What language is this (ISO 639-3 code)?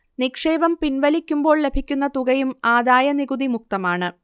mal